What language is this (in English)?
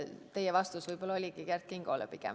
Estonian